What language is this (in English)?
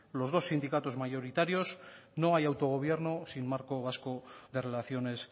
Spanish